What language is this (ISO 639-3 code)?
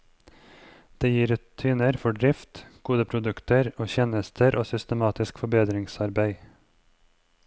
nor